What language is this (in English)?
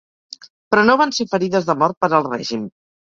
Catalan